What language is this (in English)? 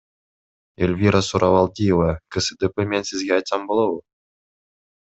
Kyrgyz